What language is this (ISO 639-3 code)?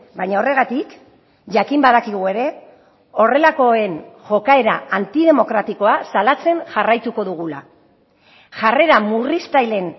eus